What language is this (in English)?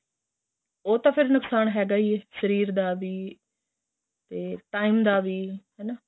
Punjabi